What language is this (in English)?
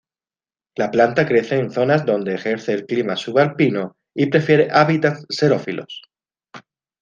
Spanish